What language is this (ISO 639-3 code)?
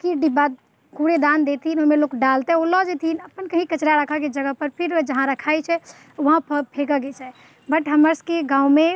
mai